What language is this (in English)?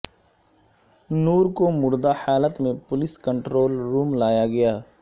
Urdu